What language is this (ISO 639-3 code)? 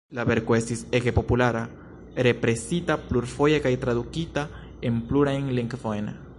epo